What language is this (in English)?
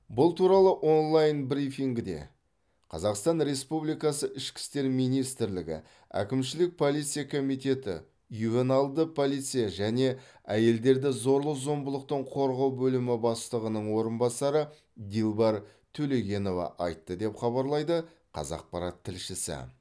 Kazakh